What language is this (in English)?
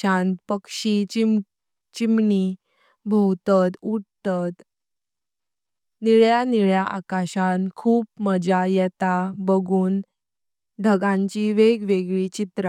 Konkani